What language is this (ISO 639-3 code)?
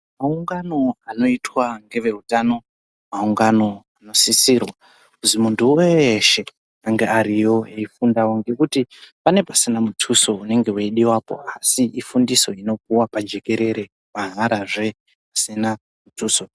ndc